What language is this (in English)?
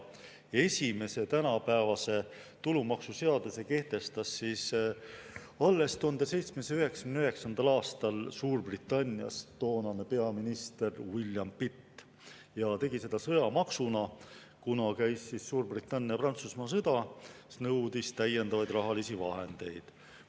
Estonian